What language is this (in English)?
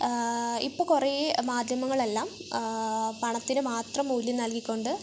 Malayalam